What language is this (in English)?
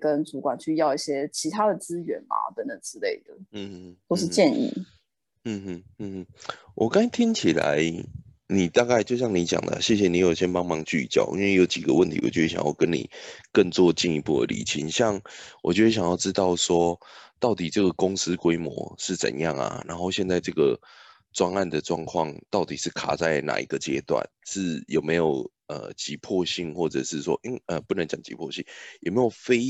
Chinese